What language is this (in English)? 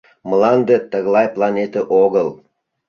Mari